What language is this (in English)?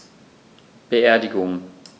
German